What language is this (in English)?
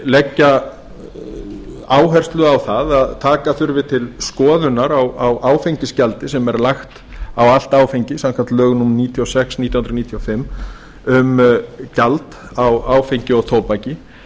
Icelandic